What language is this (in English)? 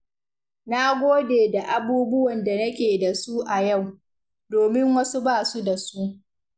Hausa